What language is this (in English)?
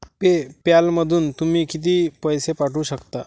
Marathi